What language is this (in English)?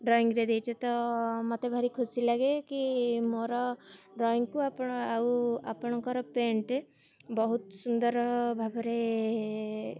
Odia